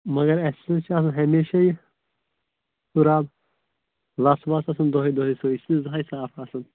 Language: Kashmiri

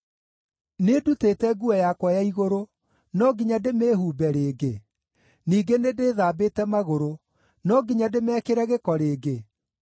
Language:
Kikuyu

